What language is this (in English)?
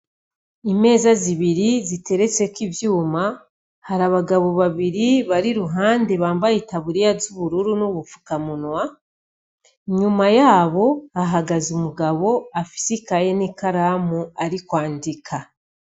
Rundi